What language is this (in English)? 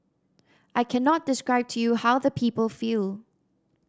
English